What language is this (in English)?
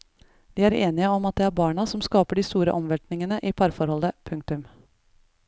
Norwegian